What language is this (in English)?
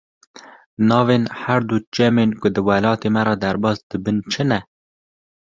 Kurdish